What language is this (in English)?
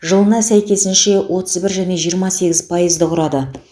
Kazakh